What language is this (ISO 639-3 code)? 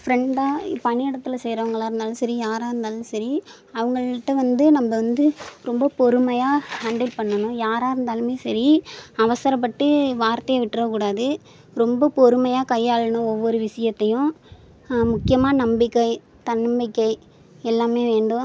tam